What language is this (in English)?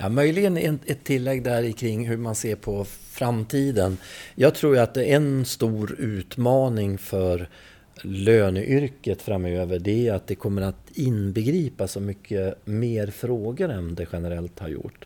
Swedish